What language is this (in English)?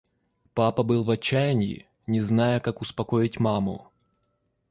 Russian